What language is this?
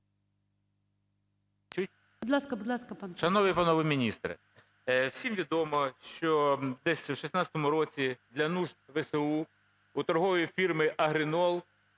Ukrainian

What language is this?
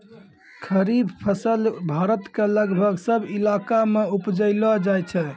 Maithili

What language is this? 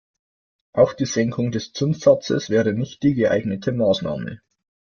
German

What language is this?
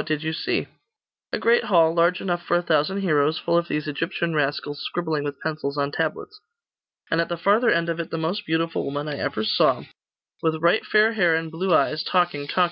English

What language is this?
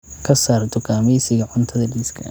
Somali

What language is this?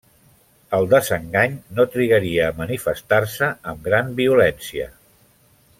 Catalan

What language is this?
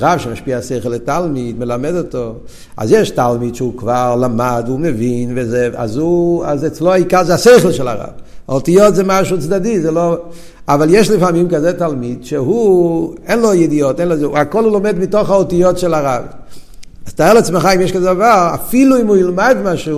Hebrew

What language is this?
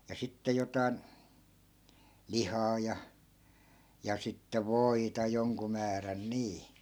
Finnish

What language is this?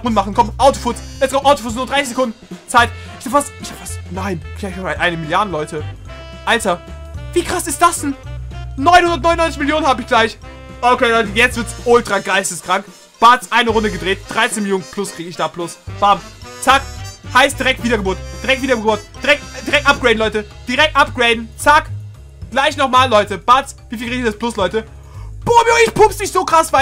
German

